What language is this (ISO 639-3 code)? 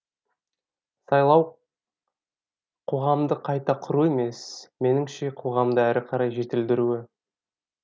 kaz